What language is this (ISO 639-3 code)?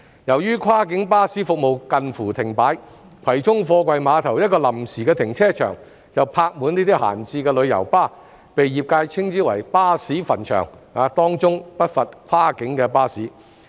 yue